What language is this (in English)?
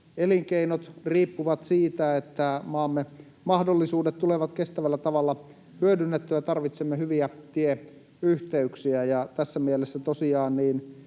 Finnish